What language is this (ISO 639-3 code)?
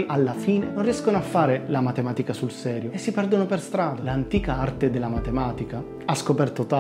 ita